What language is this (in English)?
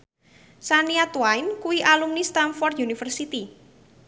Javanese